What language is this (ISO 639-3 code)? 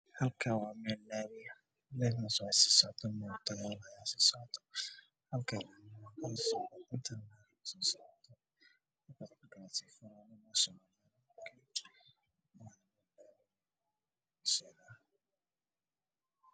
som